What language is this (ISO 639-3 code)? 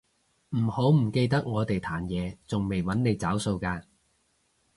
yue